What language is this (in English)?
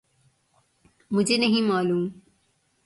Urdu